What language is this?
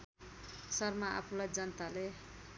Nepali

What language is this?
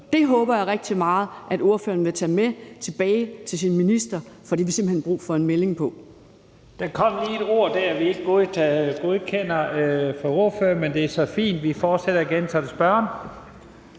Danish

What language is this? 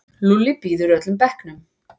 Icelandic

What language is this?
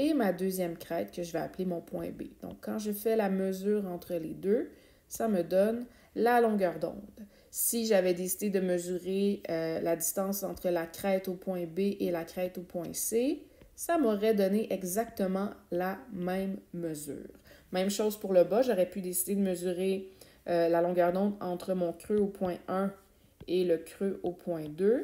French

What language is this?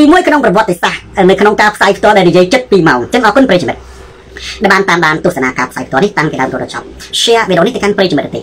Thai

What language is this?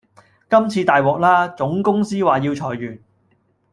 Cantonese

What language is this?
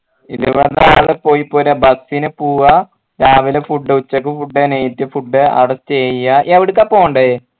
Malayalam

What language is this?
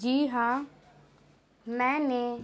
Urdu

